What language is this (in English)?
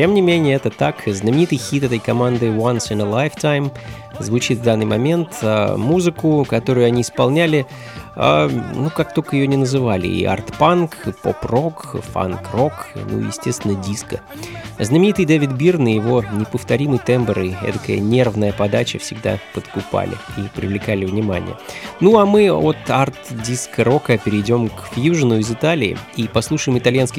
Russian